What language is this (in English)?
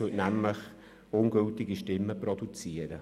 Swiss German